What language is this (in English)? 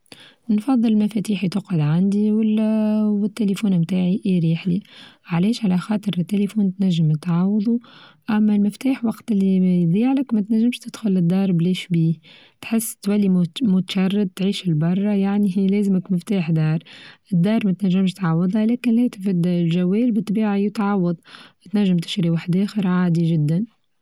Tunisian Arabic